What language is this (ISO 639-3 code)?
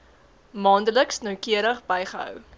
afr